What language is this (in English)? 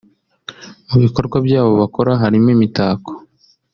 Kinyarwanda